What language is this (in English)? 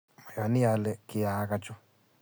Kalenjin